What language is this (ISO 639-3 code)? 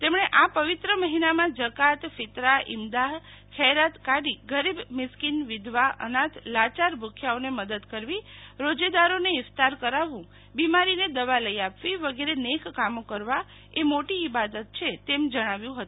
guj